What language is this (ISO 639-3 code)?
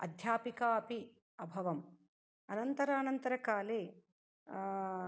san